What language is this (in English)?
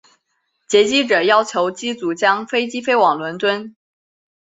Chinese